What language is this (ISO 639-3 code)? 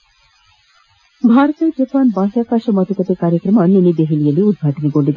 kan